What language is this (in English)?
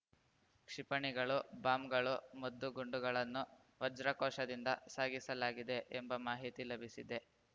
Kannada